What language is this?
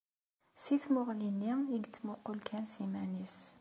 Kabyle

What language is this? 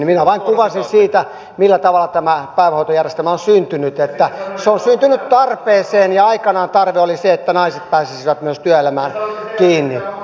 Finnish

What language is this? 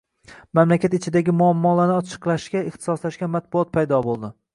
Uzbek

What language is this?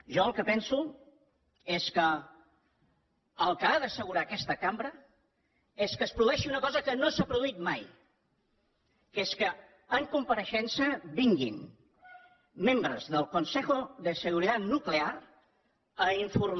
Catalan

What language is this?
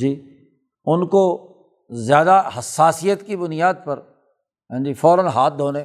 Urdu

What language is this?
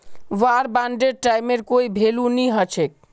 Magahi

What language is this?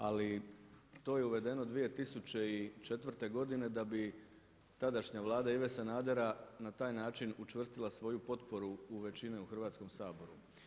Croatian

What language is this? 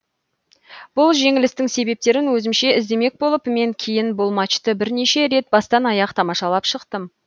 Kazakh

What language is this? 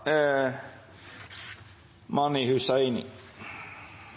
Norwegian Nynorsk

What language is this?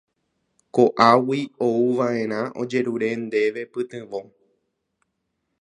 Guarani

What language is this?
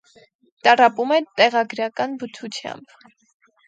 Armenian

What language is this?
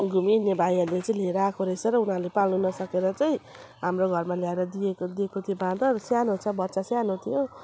Nepali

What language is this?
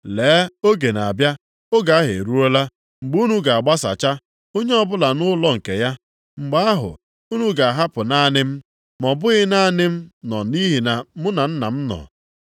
Igbo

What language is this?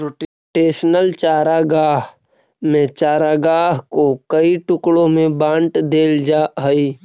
Magahi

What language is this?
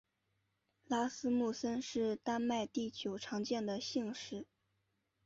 Chinese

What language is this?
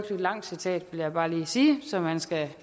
Danish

